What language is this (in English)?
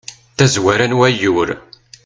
Kabyle